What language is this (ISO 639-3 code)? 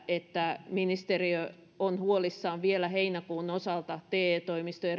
fin